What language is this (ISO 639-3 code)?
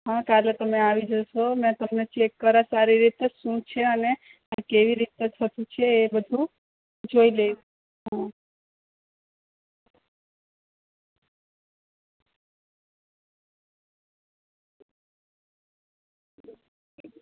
guj